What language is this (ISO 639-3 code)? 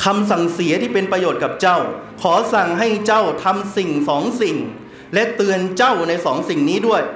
tha